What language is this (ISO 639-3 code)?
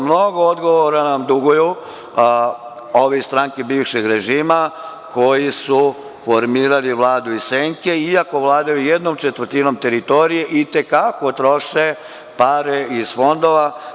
srp